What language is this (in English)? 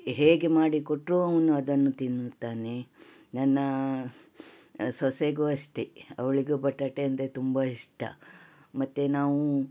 Kannada